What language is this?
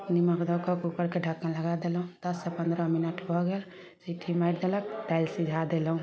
Maithili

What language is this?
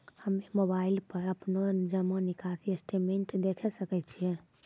Maithili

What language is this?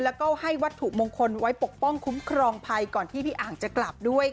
Thai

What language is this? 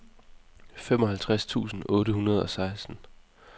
Danish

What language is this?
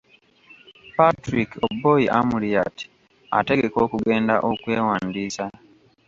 Ganda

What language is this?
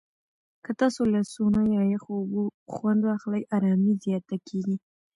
Pashto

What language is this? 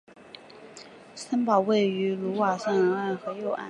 Chinese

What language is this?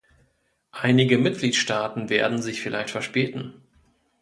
German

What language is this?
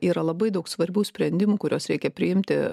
Lithuanian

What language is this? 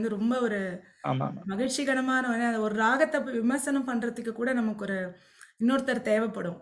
Tamil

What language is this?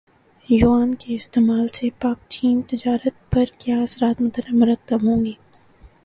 Urdu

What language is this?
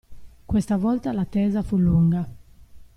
Italian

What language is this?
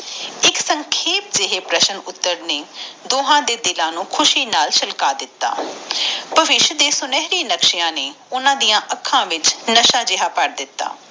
Punjabi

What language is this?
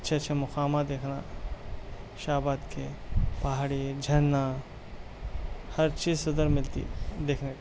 Urdu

